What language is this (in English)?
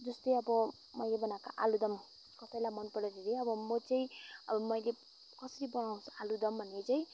Nepali